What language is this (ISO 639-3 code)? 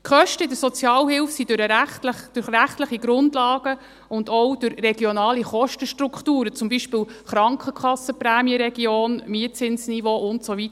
gsw